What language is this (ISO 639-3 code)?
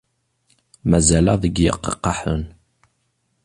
kab